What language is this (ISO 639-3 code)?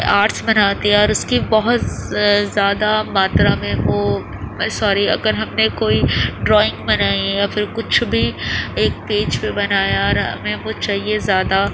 urd